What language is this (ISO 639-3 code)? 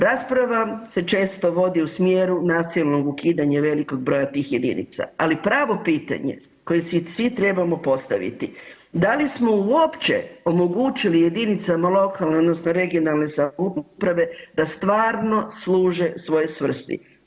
hrv